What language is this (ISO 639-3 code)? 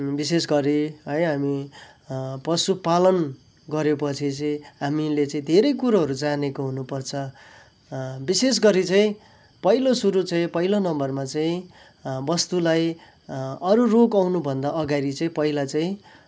nep